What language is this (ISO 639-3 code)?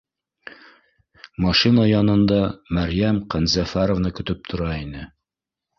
bak